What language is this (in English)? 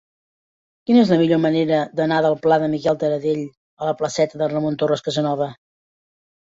Catalan